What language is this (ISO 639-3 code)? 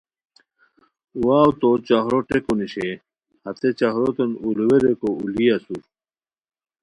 khw